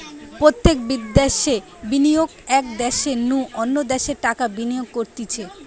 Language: Bangla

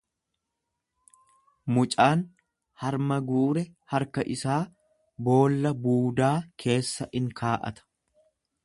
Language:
Oromo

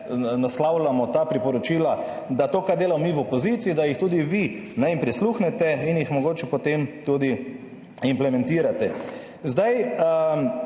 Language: Slovenian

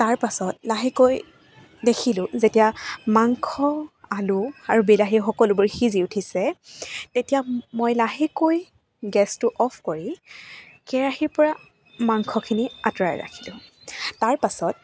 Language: Assamese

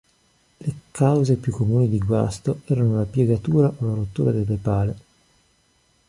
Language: Italian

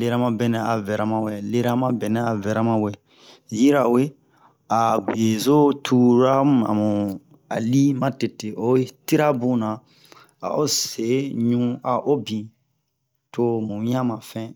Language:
Bomu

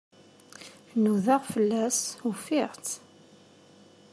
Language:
Kabyle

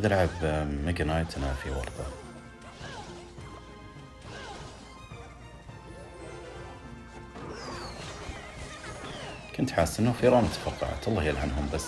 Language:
Arabic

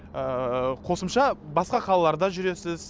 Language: Kazakh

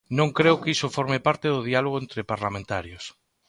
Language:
Galician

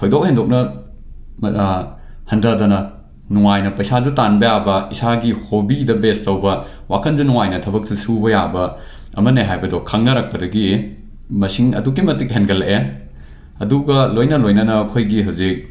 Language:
Manipuri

